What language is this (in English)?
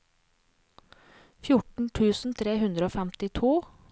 Norwegian